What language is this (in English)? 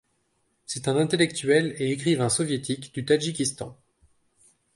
French